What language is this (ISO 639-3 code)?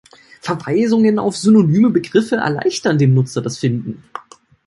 deu